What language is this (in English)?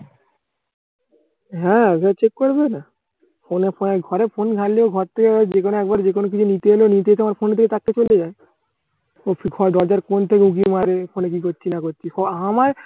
Bangla